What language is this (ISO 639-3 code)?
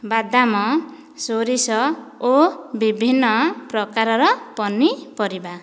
ori